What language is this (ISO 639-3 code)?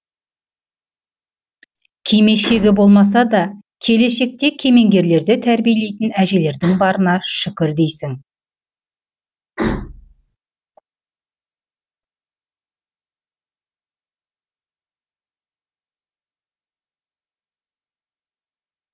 kaz